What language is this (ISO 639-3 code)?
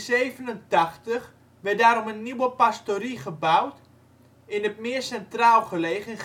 nld